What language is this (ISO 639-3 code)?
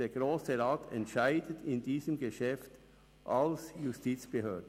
gsw